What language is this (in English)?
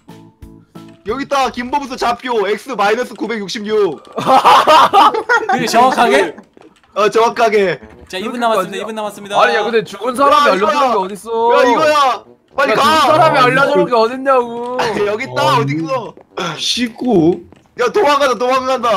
Korean